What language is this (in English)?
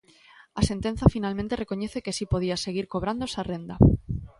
Galician